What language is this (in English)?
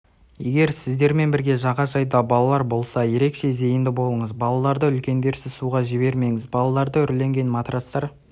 Kazakh